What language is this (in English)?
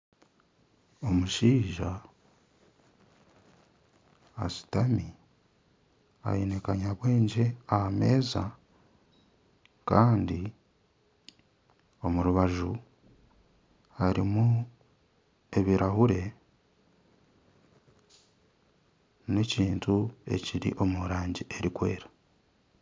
Nyankole